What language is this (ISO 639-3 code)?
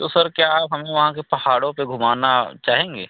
hin